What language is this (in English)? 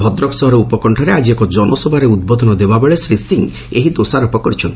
Odia